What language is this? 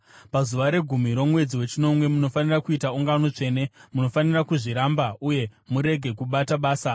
Shona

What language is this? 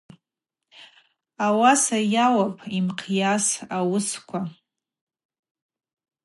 Abaza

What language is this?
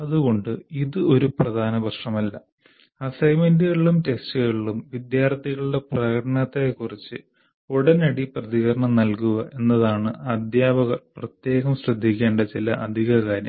Malayalam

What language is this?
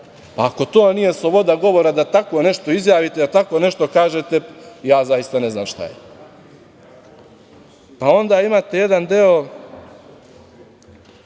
Serbian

